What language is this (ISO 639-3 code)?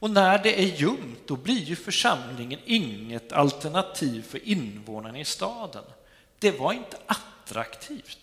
swe